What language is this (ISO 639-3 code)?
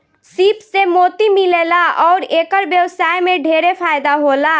bho